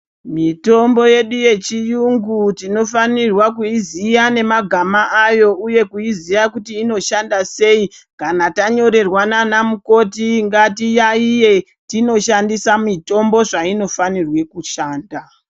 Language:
Ndau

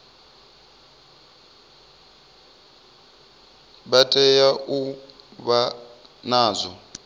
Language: Venda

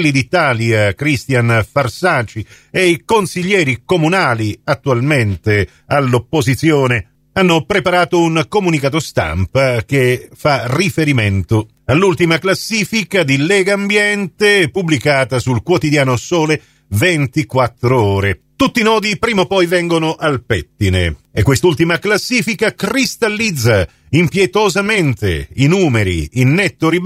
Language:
Italian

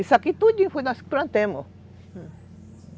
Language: Portuguese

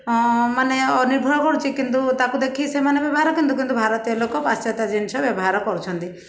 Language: Odia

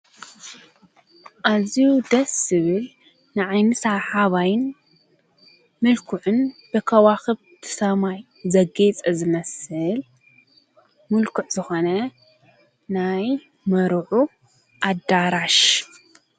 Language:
Tigrinya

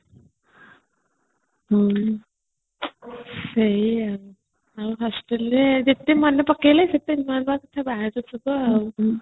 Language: Odia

